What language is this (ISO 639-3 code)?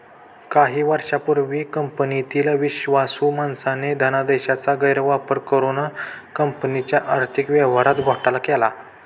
mar